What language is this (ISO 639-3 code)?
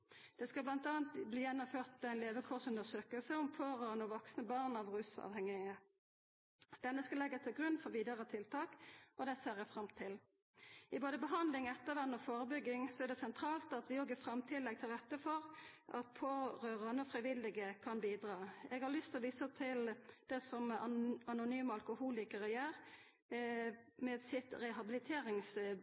nno